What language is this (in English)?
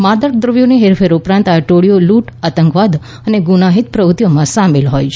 Gujarati